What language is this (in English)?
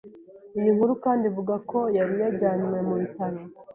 Kinyarwanda